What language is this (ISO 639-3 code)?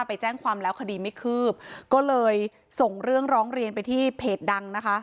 tha